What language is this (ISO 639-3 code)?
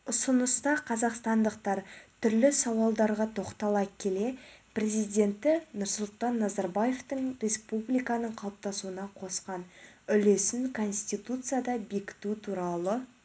kaz